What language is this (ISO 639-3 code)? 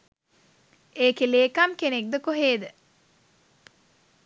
sin